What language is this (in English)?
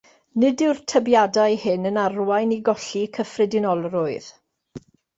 Welsh